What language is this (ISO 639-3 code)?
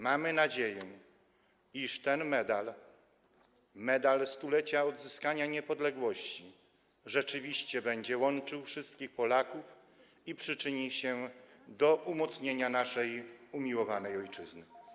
pol